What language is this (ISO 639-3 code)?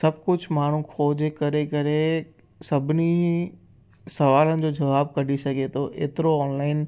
snd